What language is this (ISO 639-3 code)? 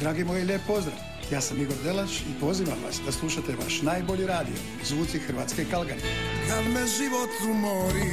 hrv